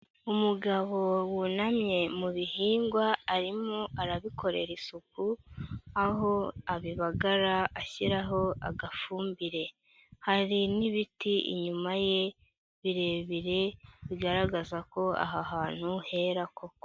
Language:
Kinyarwanda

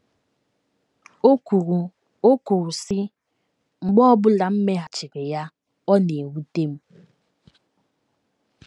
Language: Igbo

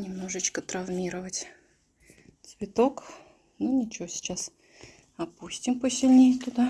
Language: Russian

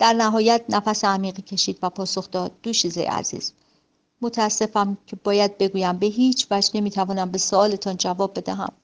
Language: Persian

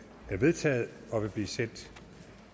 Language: Danish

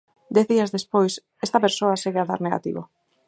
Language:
Galician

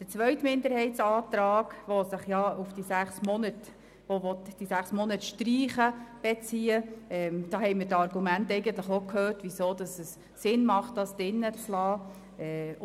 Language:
Swiss German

